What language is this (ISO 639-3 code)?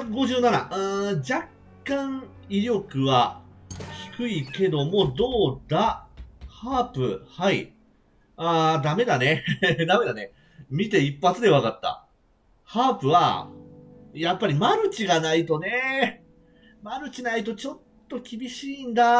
jpn